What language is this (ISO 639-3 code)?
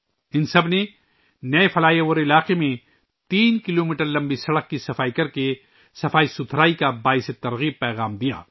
urd